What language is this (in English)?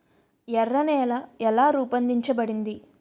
Telugu